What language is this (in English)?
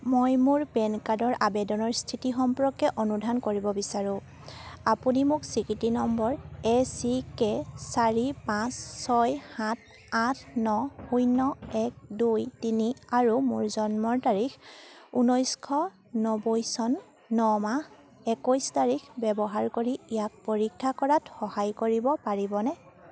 Assamese